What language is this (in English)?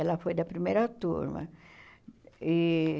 Portuguese